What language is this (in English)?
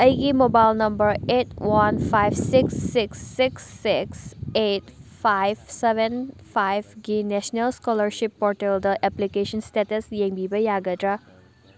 Manipuri